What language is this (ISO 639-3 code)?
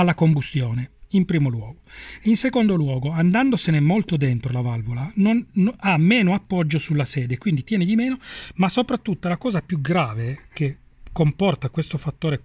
ita